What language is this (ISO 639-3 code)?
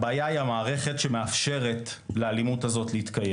heb